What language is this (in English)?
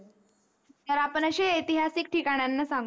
Marathi